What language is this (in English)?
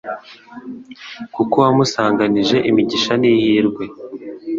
Kinyarwanda